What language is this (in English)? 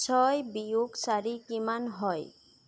Assamese